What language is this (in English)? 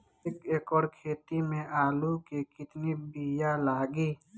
Bhojpuri